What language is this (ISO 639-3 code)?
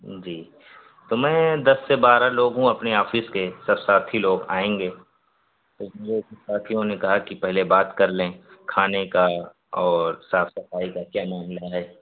urd